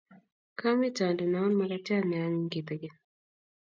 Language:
Kalenjin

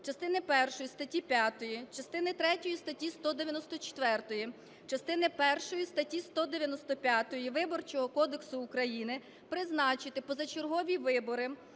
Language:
Ukrainian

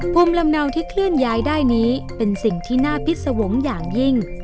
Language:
Thai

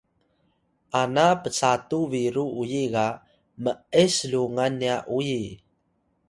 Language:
Atayal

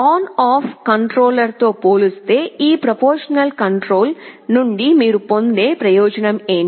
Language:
Telugu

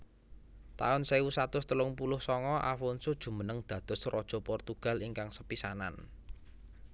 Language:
Javanese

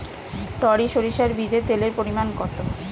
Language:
Bangla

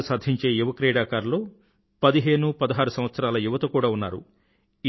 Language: Telugu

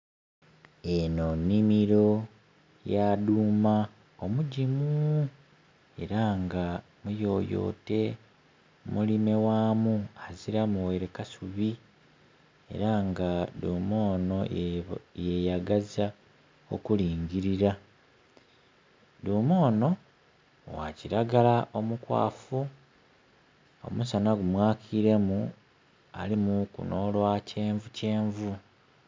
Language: Soga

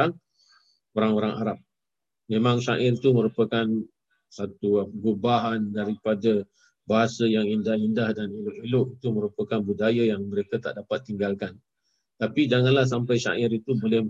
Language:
Malay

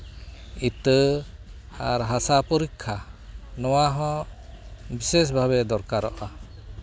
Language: Santali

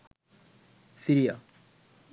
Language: Bangla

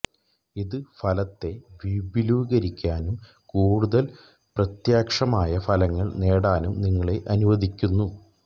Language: Malayalam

